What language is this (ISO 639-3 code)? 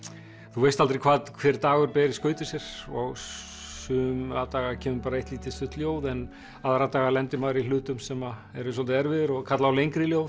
isl